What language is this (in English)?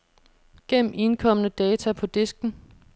Danish